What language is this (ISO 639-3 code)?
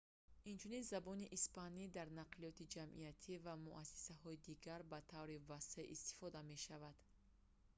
tgk